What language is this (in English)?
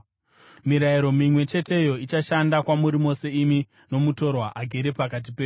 Shona